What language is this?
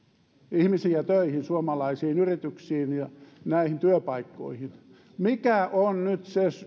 Finnish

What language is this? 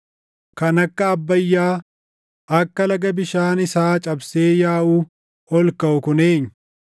Oromo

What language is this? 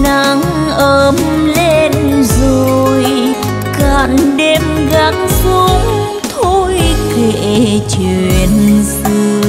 Vietnamese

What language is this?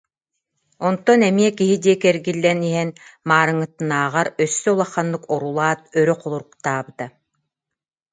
Yakut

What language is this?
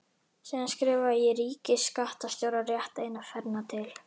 Icelandic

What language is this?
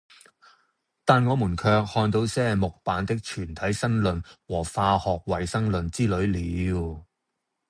Cantonese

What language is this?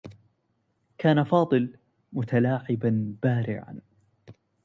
Arabic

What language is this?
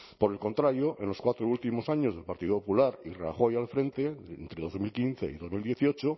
Spanish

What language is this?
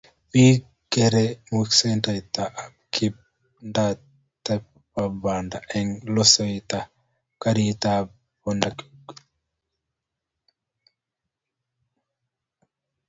Kalenjin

